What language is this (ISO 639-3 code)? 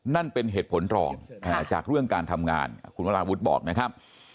tha